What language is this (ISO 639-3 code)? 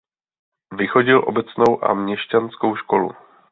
ces